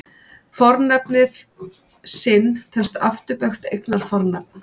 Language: Icelandic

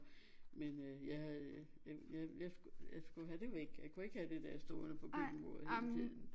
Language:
Danish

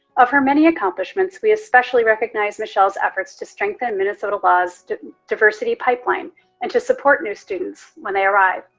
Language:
English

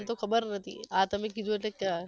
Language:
Gujarati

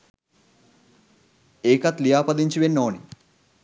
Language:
Sinhala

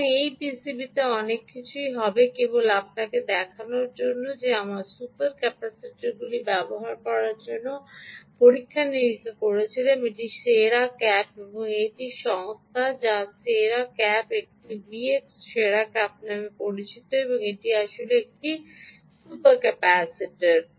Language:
Bangla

